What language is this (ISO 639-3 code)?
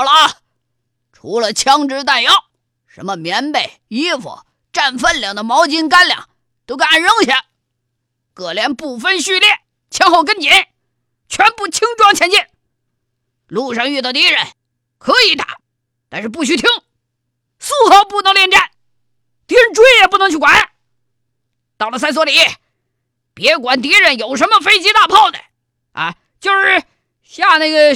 zho